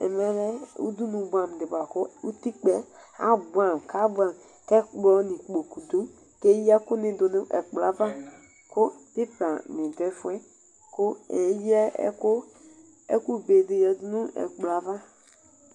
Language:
Ikposo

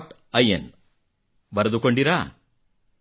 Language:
Kannada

